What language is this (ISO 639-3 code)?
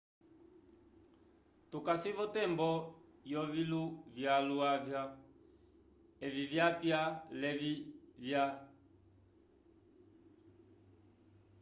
umb